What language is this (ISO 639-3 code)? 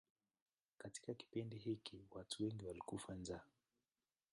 swa